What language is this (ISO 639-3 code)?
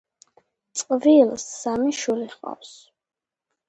kat